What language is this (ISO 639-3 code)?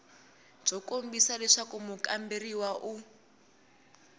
tso